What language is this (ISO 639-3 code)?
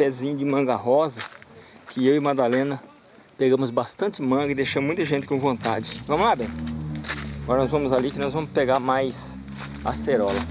por